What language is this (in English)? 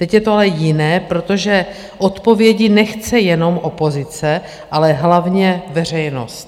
Czech